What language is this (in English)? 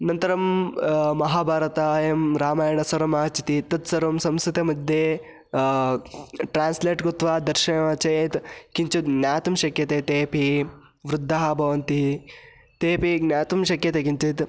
Sanskrit